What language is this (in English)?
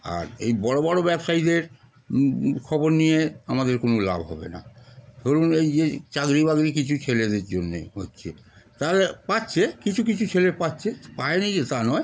Bangla